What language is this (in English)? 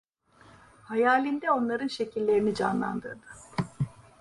Turkish